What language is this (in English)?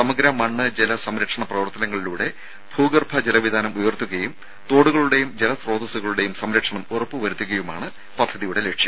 Malayalam